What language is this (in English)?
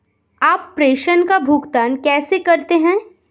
Hindi